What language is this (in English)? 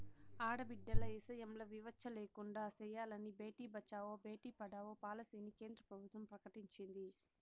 Telugu